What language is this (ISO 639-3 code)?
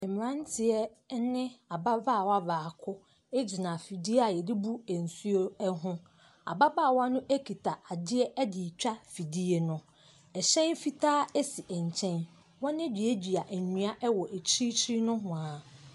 aka